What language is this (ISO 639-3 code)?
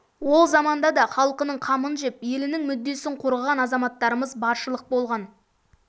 kaz